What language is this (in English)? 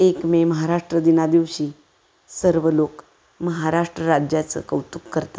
Marathi